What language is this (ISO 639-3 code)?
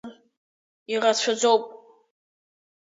abk